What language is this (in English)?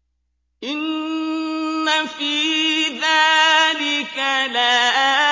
Arabic